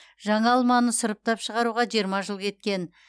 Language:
Kazakh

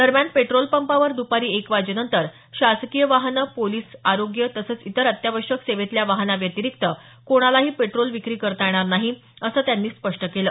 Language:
Marathi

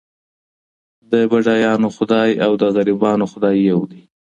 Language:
Pashto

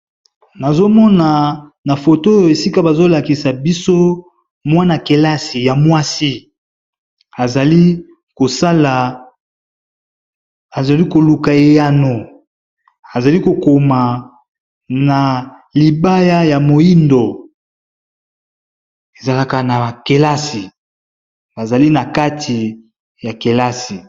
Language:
Lingala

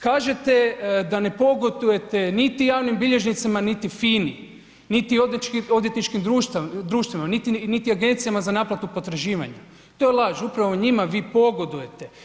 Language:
Croatian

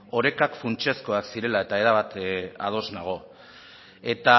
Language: Basque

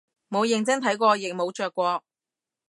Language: Cantonese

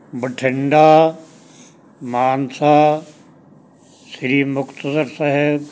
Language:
Punjabi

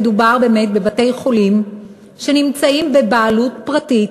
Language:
Hebrew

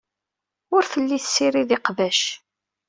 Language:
Kabyle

